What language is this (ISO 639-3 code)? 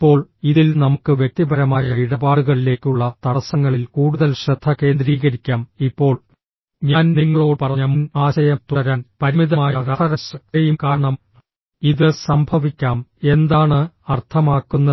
mal